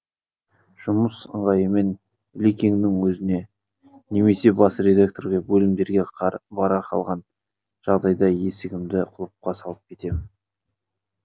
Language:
Kazakh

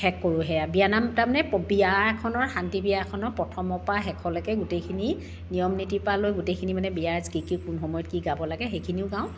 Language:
Assamese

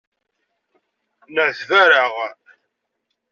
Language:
Kabyle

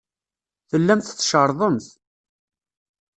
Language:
Kabyle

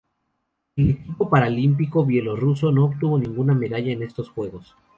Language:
Spanish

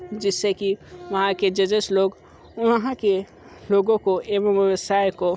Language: Hindi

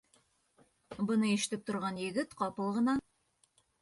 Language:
Bashkir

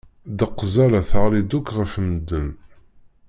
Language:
Kabyle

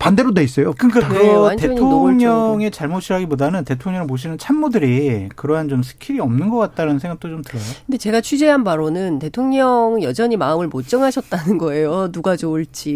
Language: Korean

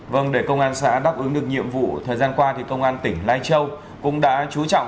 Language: Vietnamese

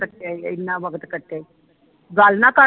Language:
Punjabi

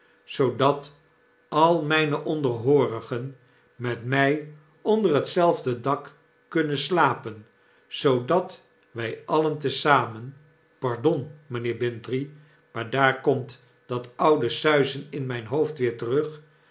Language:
Dutch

